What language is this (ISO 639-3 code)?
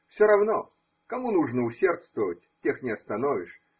rus